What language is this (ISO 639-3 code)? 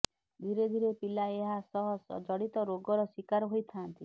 ori